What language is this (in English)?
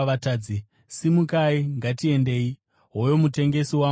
Shona